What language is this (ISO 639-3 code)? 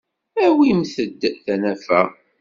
kab